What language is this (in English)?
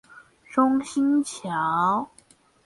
Chinese